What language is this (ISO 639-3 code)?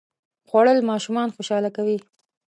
pus